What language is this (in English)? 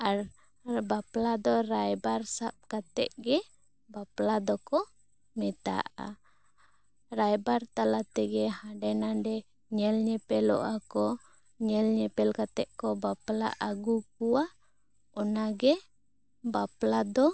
Santali